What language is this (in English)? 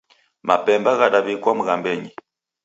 Taita